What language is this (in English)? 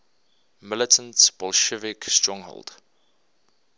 English